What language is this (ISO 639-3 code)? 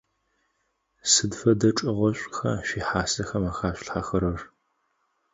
ady